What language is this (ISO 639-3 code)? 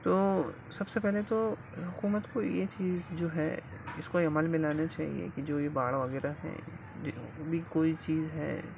urd